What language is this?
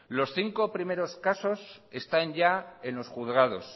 Spanish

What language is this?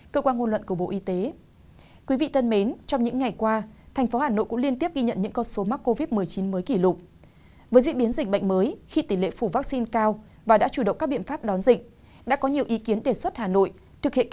Vietnamese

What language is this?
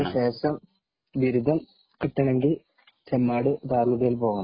Malayalam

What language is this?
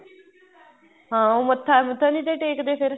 Punjabi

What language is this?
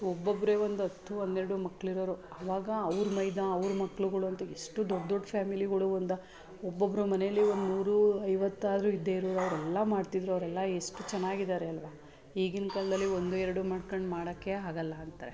Kannada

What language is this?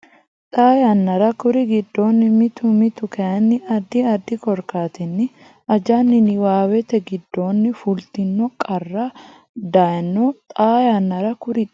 Sidamo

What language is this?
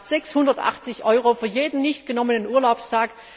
German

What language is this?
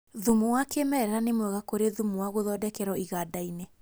Kikuyu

